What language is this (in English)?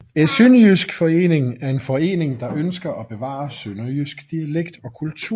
Danish